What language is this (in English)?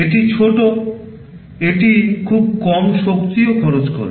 Bangla